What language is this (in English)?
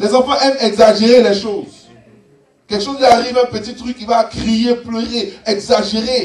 French